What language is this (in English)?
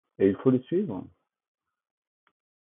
French